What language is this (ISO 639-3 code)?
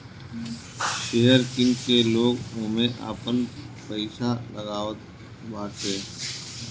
bho